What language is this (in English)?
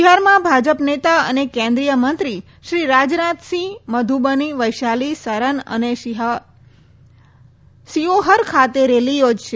Gujarati